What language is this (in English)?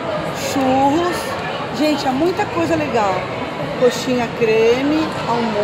Portuguese